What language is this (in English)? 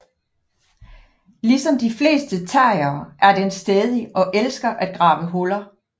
Danish